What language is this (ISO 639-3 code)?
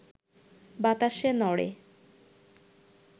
ben